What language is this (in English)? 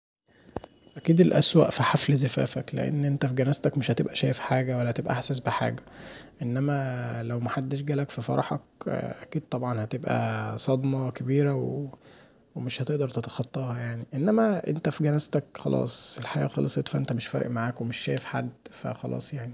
Egyptian Arabic